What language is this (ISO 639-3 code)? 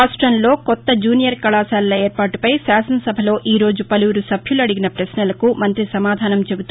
tel